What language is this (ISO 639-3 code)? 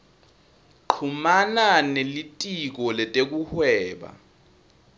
ssw